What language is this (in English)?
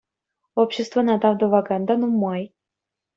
Chuvash